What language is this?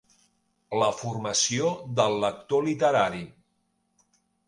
Catalan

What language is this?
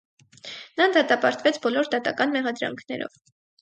Armenian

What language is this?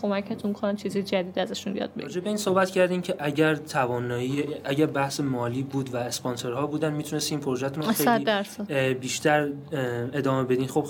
Persian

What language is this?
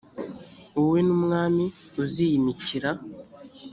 Kinyarwanda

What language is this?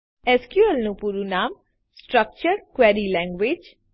Gujarati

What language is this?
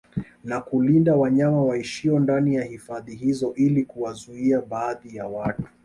Swahili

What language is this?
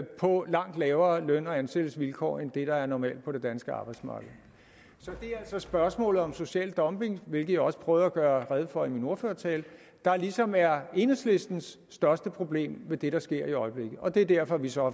Danish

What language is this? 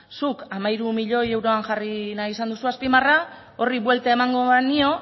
Basque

